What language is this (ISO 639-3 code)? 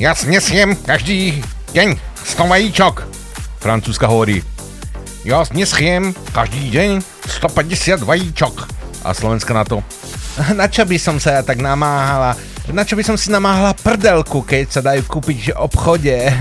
slk